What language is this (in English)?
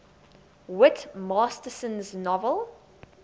English